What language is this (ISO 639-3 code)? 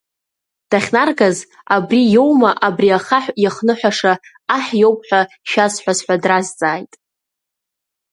abk